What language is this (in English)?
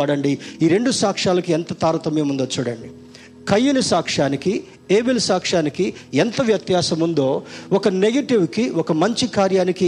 Telugu